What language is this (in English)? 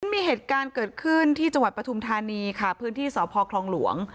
Thai